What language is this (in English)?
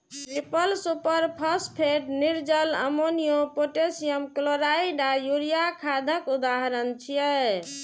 Maithili